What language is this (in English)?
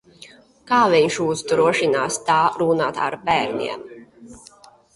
Latvian